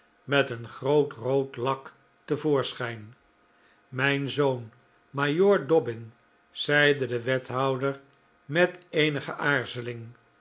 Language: Dutch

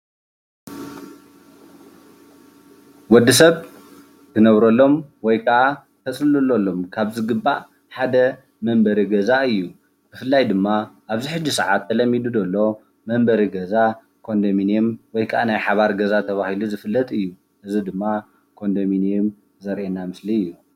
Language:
Tigrinya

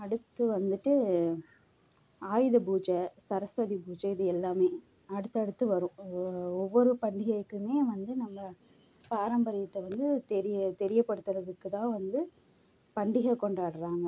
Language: Tamil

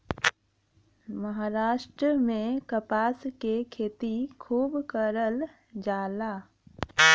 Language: Bhojpuri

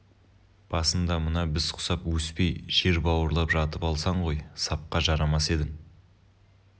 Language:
Kazakh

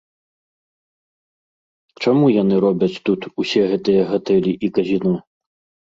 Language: Belarusian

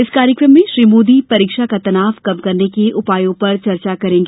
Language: Hindi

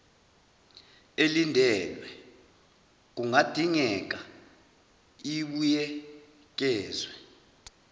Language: Zulu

